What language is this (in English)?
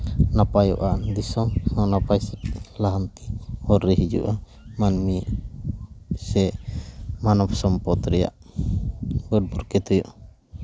Santali